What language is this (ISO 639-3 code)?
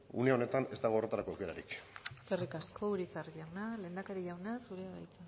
eus